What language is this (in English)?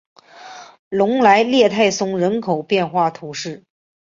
Chinese